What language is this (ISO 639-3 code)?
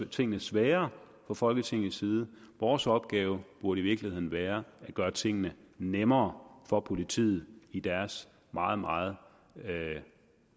dan